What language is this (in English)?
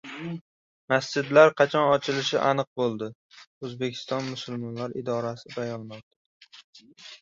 Uzbek